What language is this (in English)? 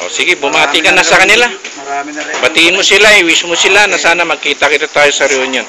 Filipino